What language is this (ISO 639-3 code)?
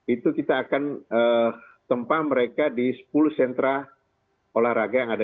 ind